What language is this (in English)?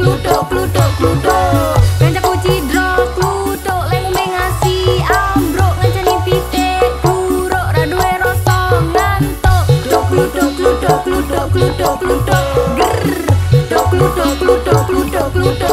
Indonesian